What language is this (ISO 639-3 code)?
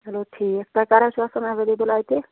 kas